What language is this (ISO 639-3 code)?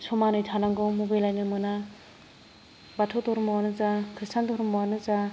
brx